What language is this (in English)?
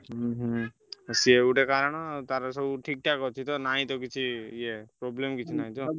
Odia